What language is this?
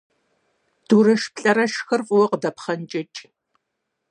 Kabardian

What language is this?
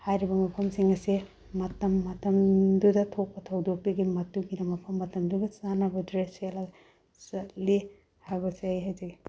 Manipuri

